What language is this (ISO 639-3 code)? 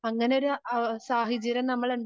mal